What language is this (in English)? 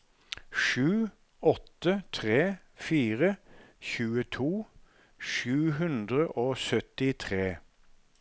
Norwegian